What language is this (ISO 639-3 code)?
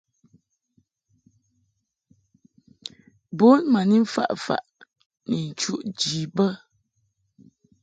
mhk